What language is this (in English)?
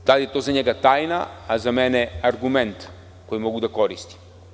Serbian